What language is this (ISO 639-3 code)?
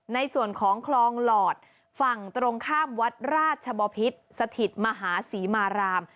tha